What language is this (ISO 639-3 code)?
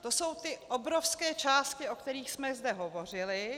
ces